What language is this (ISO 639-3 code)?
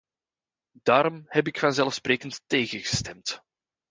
nld